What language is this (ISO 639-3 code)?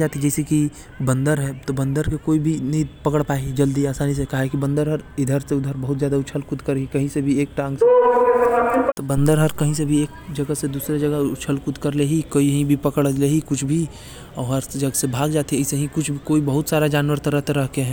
kfp